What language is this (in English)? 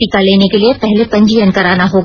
Hindi